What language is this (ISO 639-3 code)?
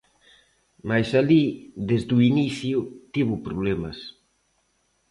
glg